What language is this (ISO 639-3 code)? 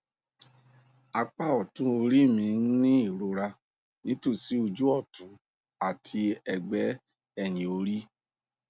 yor